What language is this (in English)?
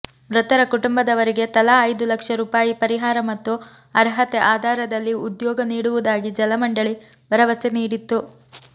Kannada